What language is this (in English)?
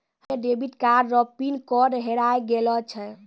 Maithili